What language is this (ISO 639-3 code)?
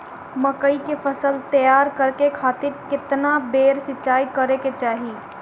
bho